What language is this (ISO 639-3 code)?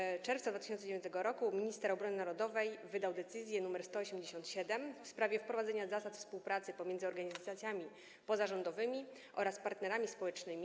pol